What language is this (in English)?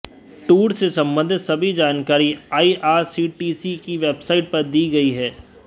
Hindi